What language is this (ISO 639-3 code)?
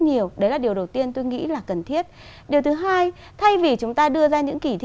vie